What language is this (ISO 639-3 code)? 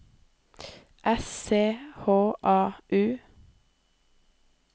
nor